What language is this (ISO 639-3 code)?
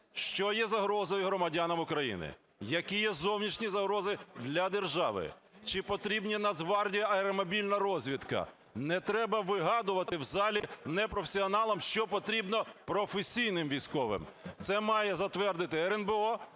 ukr